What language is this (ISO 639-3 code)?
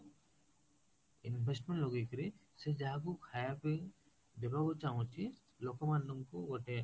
ori